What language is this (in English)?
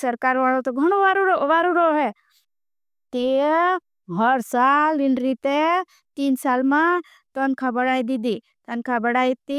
Bhili